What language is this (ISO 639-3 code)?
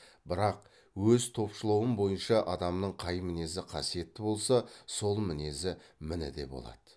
kaz